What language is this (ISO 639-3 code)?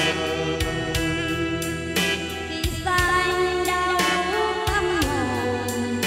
vie